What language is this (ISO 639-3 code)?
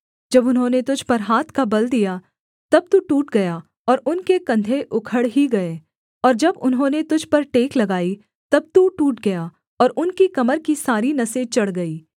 hin